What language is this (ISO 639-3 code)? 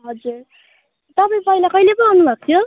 nep